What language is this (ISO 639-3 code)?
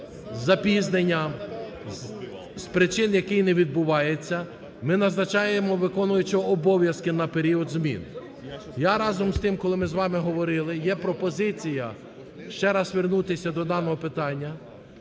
ukr